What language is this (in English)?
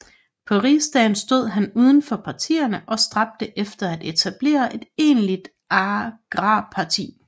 Danish